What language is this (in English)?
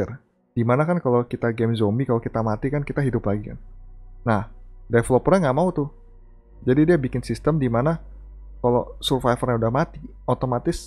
Indonesian